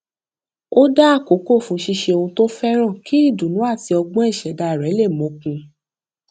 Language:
Yoruba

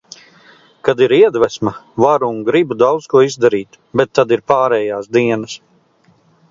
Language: Latvian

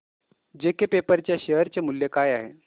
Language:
Marathi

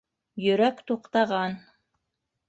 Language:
Bashkir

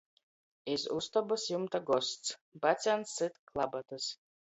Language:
Latgalian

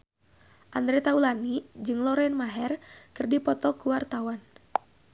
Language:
Sundanese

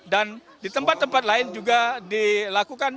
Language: Indonesian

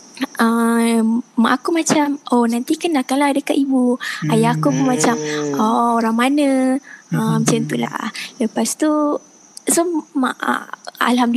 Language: Malay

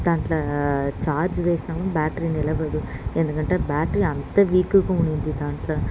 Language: Telugu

